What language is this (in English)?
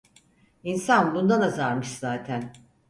Turkish